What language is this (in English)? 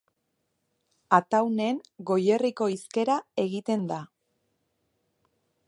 Basque